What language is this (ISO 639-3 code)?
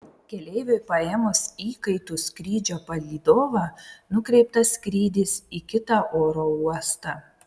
lit